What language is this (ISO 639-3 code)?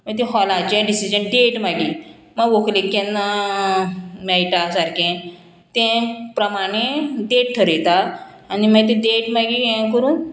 kok